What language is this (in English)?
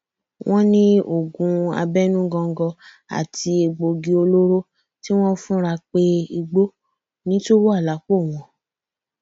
Yoruba